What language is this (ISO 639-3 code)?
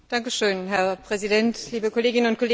deu